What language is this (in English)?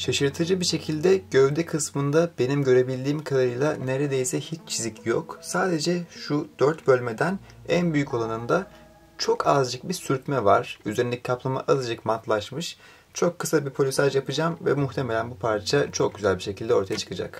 Turkish